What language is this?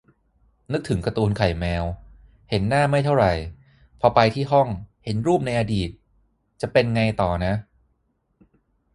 Thai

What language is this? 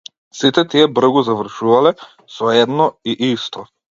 Macedonian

